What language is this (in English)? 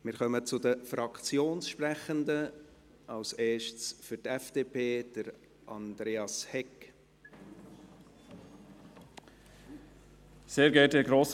Swiss German